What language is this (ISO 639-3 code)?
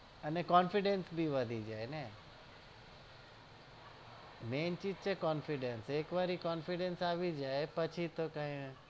guj